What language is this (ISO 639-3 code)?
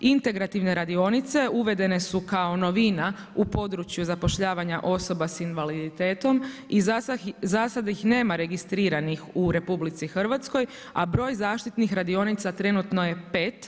hrv